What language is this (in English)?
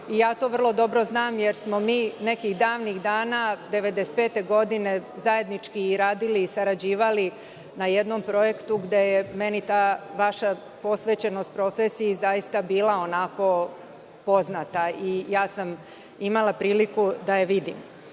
Serbian